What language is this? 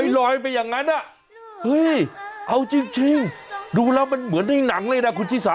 Thai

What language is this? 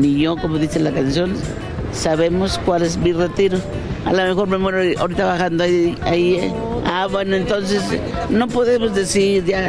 Spanish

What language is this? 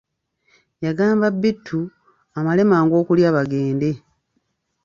Ganda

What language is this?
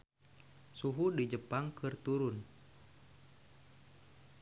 Sundanese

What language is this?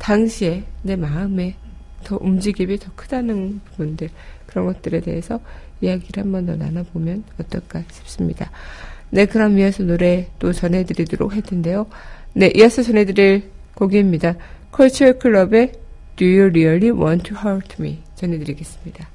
Korean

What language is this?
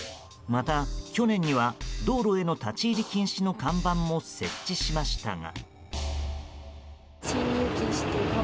Japanese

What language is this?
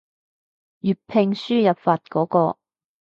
Cantonese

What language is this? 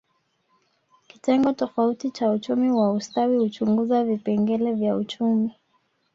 Swahili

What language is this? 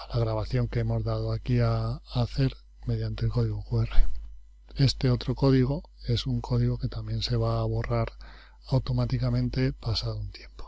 Spanish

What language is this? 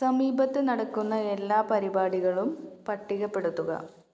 Malayalam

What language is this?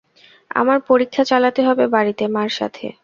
Bangla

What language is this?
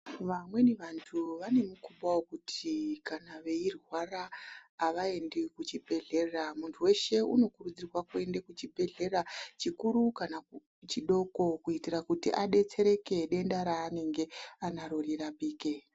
Ndau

